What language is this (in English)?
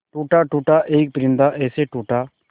Hindi